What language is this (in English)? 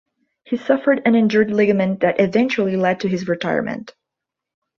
English